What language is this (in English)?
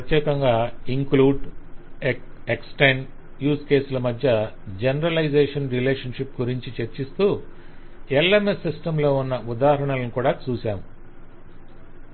Telugu